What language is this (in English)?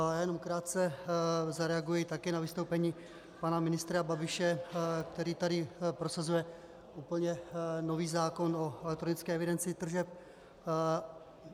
Czech